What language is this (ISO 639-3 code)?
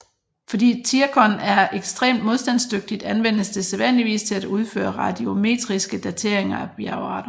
dan